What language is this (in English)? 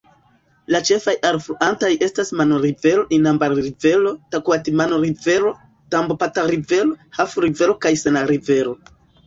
Esperanto